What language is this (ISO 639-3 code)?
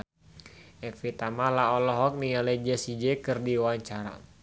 sun